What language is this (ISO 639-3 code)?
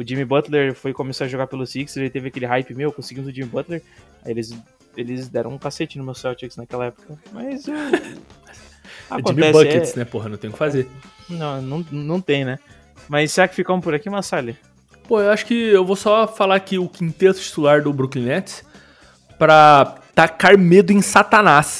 por